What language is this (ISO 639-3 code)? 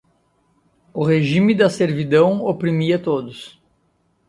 por